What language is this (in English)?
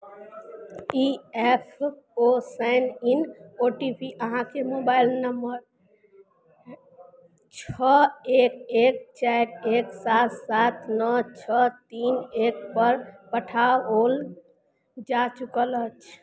Maithili